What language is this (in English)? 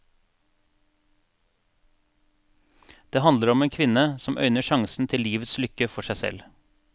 Norwegian